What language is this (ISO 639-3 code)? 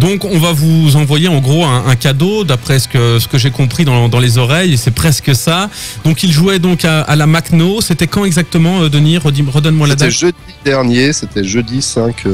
fra